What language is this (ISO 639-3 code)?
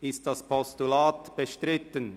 gsw